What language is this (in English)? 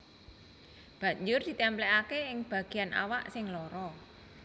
Javanese